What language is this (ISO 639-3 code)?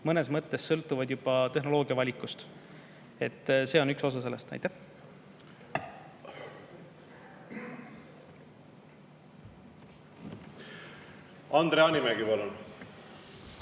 est